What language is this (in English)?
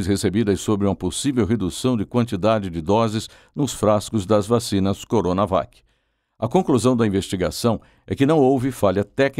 Portuguese